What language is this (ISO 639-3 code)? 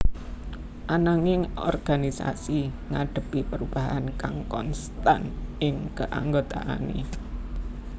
jav